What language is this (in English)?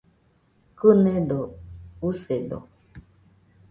Nüpode Huitoto